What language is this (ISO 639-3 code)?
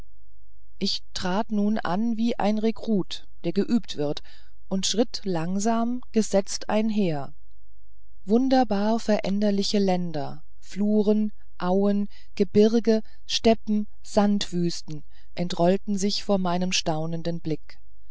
deu